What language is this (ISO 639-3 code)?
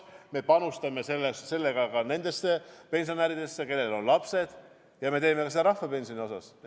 est